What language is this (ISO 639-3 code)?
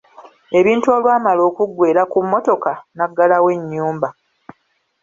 lug